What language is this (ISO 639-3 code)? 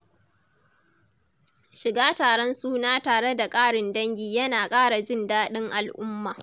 hau